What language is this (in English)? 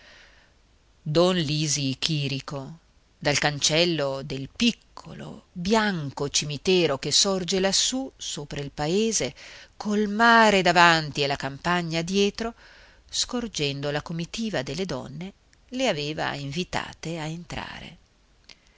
Italian